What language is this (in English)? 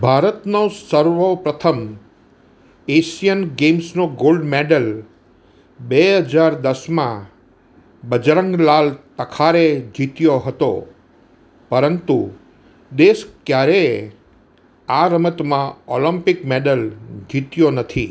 Gujarati